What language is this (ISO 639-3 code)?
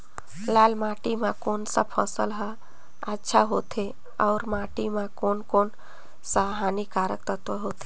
hne